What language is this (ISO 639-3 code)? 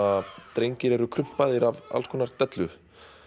isl